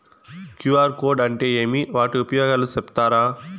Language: Telugu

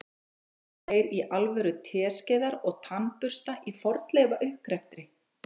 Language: Icelandic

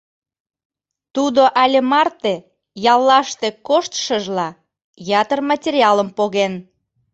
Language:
Mari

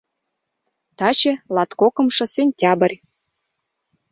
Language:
Mari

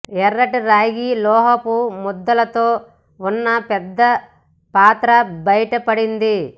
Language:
Telugu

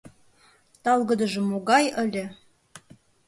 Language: Mari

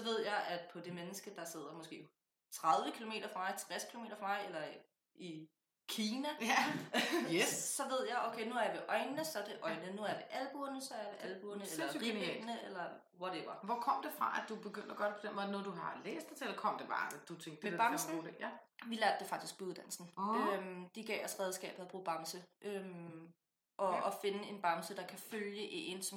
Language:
Danish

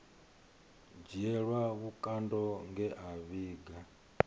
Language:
Venda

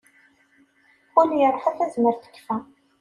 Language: Kabyle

